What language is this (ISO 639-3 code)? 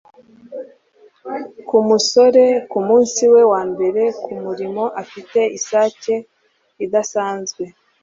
kin